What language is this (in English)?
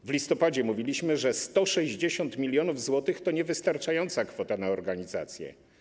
Polish